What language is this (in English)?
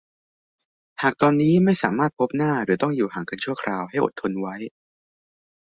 Thai